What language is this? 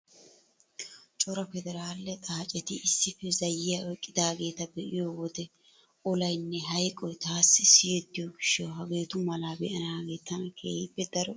Wolaytta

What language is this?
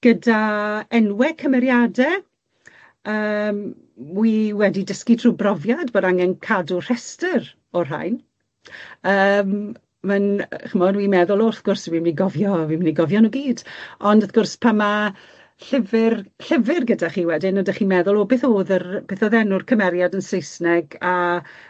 Welsh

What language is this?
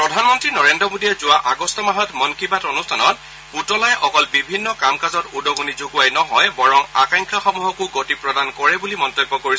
Assamese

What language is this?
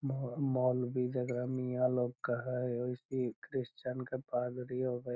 Magahi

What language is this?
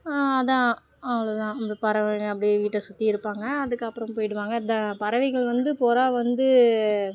Tamil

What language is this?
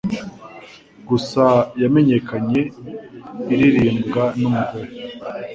Kinyarwanda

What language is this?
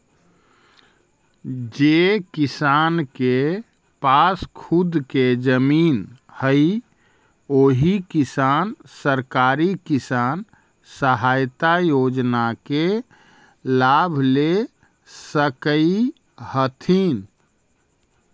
Magahi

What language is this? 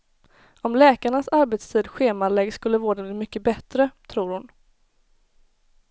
Swedish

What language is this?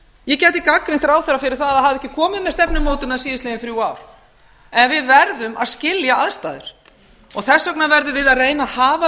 Icelandic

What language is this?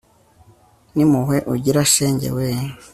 Kinyarwanda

